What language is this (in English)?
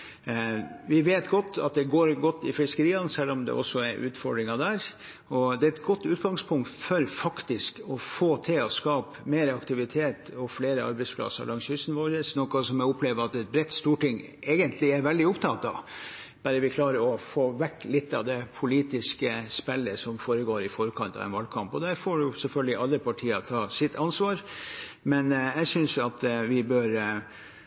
Norwegian Bokmål